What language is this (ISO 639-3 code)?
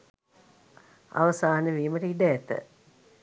sin